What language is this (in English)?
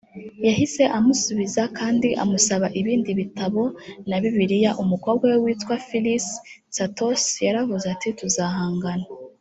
Kinyarwanda